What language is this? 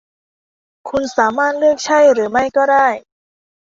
Thai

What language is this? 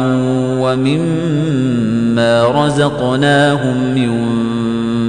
Arabic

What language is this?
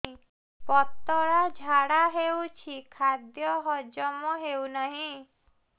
Odia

